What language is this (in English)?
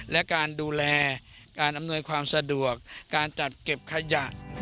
Thai